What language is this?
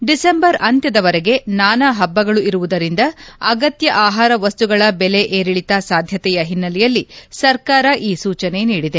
Kannada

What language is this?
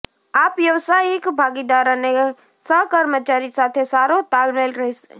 Gujarati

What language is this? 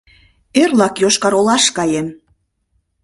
Mari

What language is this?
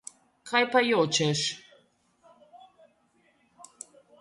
Slovenian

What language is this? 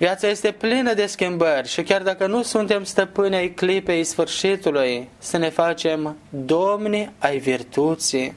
Romanian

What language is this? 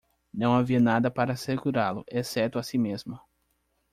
Portuguese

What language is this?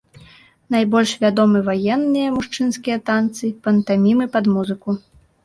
Belarusian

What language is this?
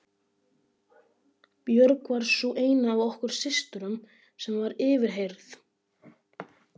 Icelandic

